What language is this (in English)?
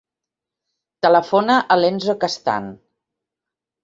Catalan